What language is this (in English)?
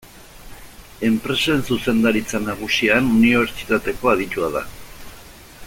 Basque